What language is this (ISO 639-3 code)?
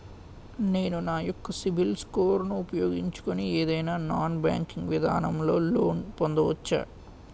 tel